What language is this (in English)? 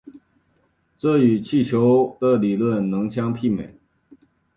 Chinese